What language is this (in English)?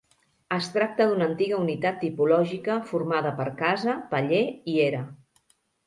Catalan